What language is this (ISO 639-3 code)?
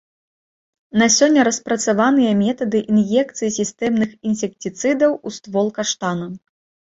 bel